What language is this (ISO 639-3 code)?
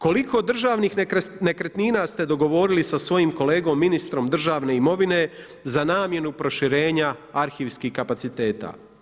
hrv